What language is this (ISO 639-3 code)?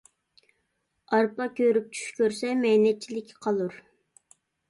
uig